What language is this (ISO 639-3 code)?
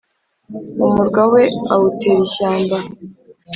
kin